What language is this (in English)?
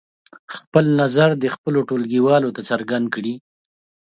Pashto